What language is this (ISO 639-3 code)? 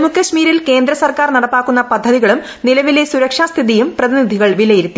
mal